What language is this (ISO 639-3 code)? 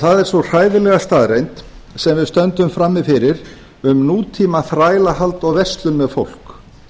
isl